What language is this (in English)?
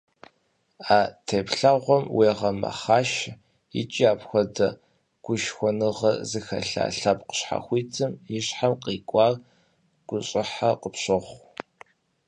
Kabardian